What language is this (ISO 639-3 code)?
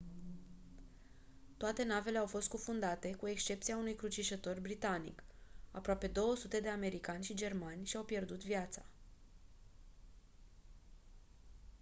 ron